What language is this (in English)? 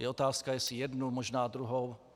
Czech